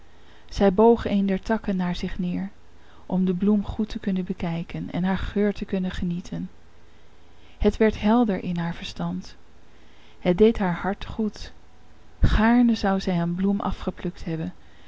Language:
Dutch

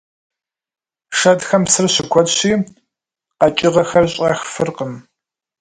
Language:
Kabardian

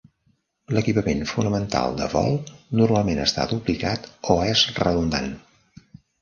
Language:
Catalan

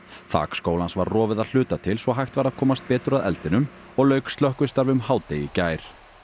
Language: Icelandic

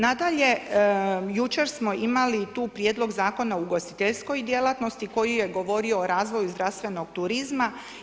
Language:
Croatian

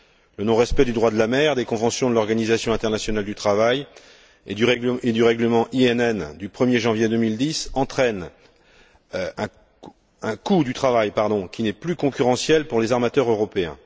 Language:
French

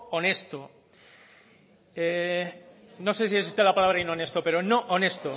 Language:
Spanish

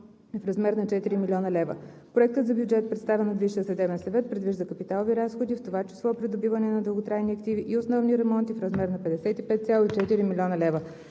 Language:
Bulgarian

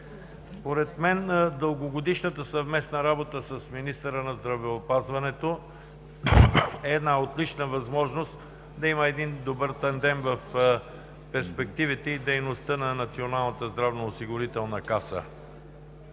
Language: Bulgarian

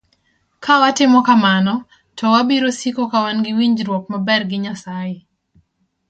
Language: Luo (Kenya and Tanzania)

